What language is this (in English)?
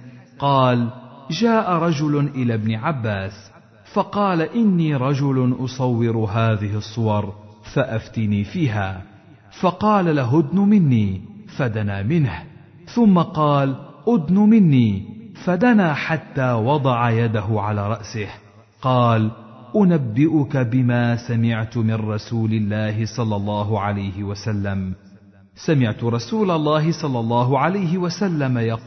Arabic